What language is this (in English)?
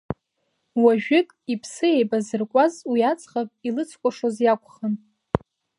Abkhazian